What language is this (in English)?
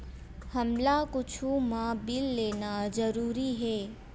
Chhattisgarhi